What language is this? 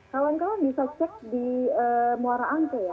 Indonesian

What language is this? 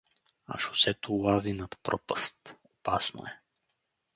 Bulgarian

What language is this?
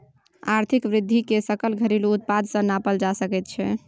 Maithili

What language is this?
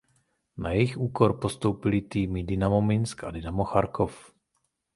Czech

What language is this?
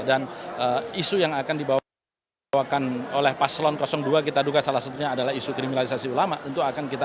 Indonesian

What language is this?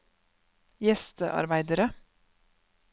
Norwegian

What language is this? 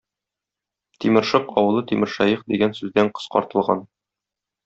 Tatar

